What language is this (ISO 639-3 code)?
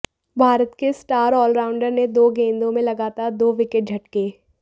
hin